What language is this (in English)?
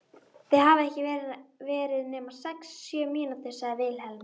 Icelandic